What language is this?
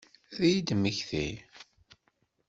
Kabyle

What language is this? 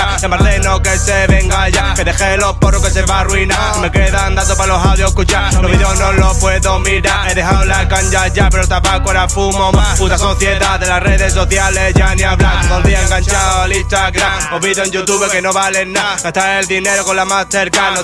Spanish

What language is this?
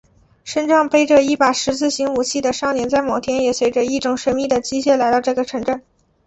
Chinese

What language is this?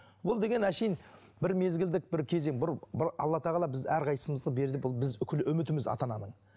Kazakh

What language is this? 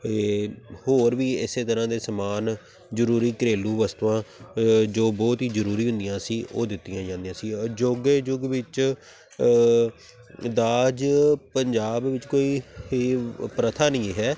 Punjabi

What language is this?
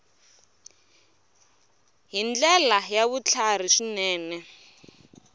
Tsonga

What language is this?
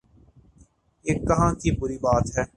Urdu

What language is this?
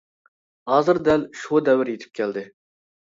Uyghur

